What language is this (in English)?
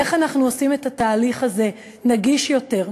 Hebrew